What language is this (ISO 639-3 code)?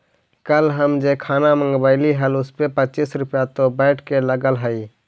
mag